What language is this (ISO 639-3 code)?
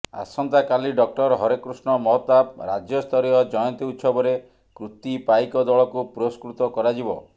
ori